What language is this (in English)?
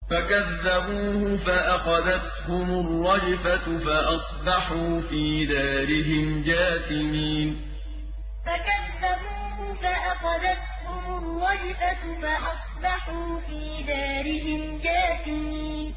Arabic